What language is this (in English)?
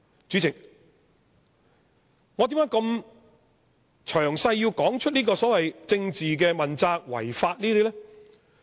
Cantonese